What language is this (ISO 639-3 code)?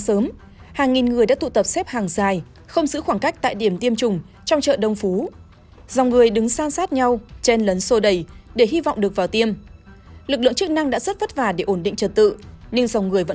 vie